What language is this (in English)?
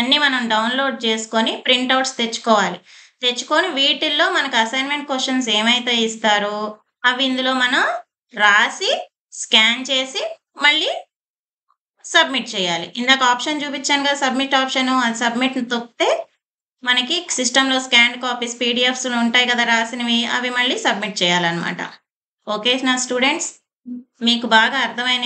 Telugu